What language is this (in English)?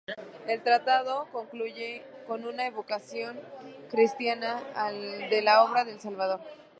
Spanish